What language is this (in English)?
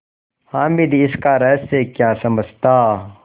Hindi